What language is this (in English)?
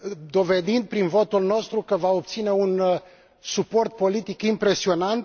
Romanian